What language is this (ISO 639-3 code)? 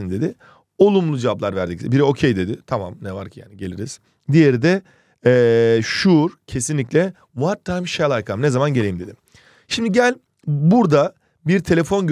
tur